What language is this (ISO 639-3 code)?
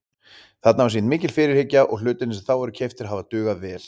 isl